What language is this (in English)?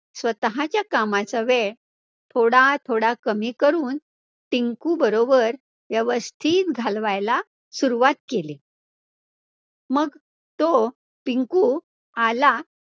Marathi